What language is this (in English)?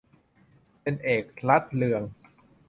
Thai